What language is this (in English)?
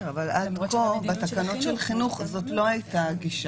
Hebrew